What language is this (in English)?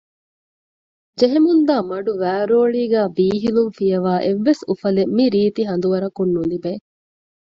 Divehi